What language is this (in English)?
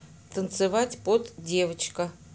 Russian